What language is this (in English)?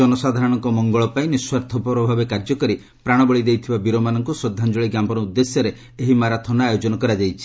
Odia